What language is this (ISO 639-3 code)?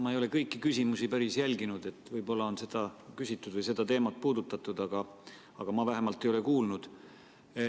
est